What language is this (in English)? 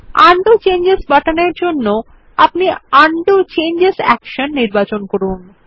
Bangla